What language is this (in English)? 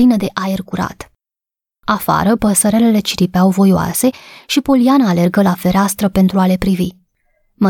Romanian